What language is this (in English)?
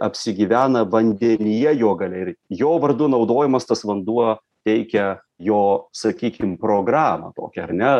Lithuanian